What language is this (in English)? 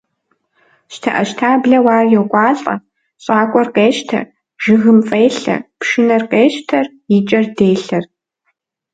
Kabardian